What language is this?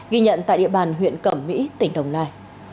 Vietnamese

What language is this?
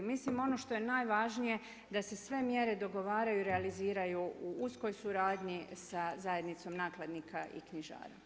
Croatian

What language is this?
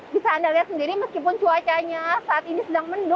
Indonesian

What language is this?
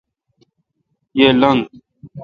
Kalkoti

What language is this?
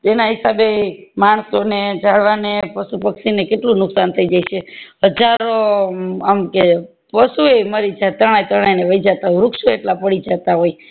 Gujarati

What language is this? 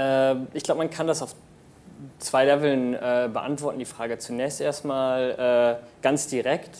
German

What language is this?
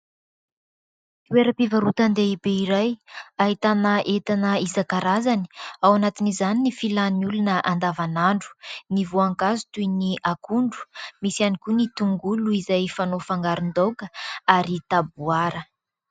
Malagasy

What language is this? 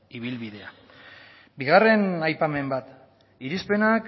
Basque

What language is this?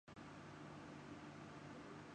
Urdu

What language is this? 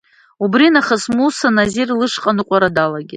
Abkhazian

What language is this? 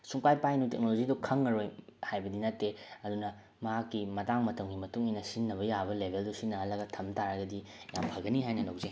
Manipuri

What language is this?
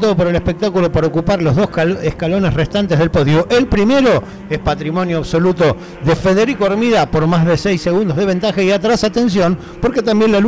Spanish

